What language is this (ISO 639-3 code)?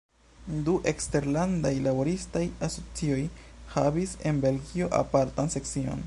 epo